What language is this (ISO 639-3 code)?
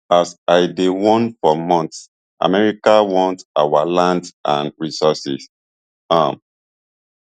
pcm